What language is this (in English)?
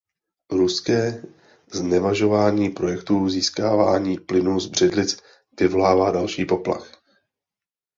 Czech